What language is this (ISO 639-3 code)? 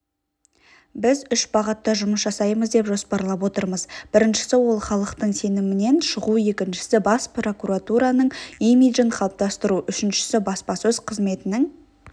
kaz